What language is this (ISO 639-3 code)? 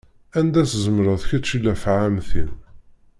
kab